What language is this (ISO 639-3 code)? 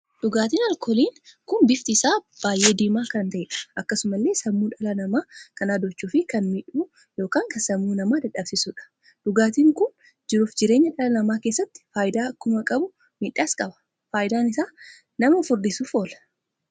orm